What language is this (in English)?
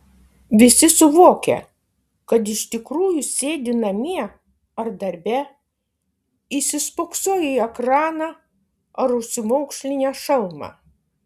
Lithuanian